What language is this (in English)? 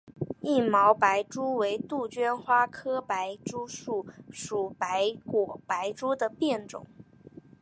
Chinese